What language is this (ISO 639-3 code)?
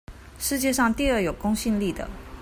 zho